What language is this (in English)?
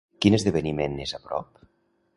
Catalan